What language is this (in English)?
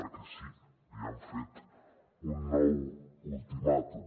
Catalan